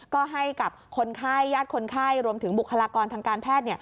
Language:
Thai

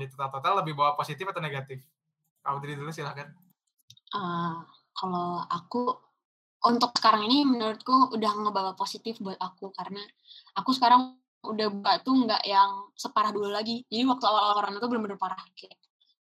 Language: Indonesian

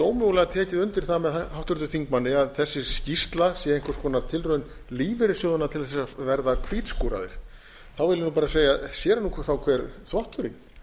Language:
Icelandic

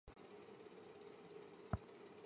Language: Chinese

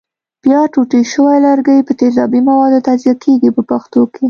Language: Pashto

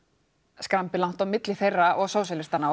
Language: Icelandic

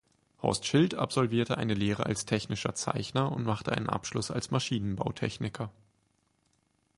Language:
German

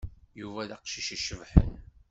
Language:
Kabyle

